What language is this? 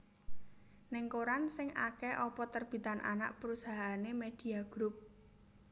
Javanese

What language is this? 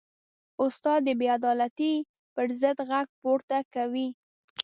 Pashto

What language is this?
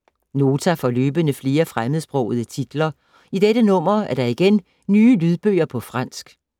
Danish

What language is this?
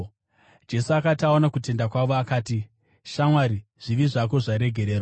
Shona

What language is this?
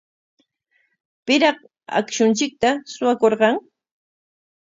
Corongo Ancash Quechua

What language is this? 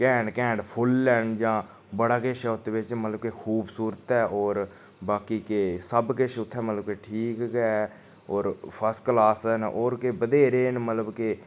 Dogri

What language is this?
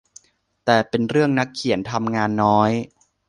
Thai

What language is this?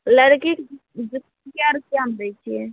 Maithili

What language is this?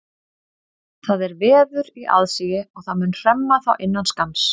Icelandic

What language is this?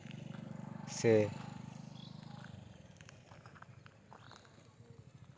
Santali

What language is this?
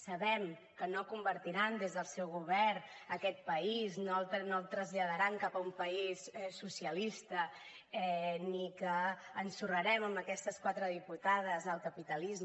Catalan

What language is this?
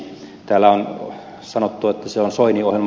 Finnish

